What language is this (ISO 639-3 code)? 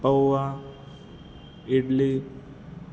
guj